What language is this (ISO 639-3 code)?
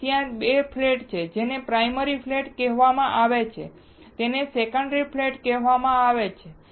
guj